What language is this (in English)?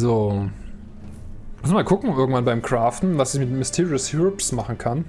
German